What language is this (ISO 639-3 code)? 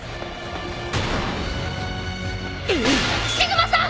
jpn